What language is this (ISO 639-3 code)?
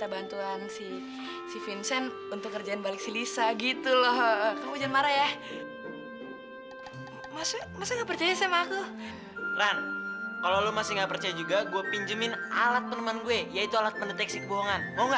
ind